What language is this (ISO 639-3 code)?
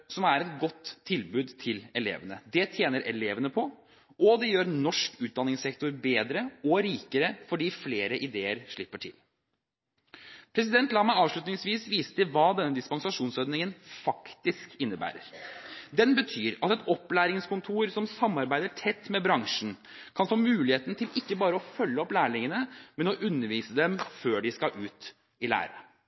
nob